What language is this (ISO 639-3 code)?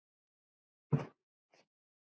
isl